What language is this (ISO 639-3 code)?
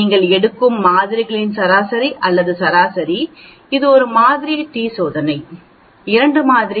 tam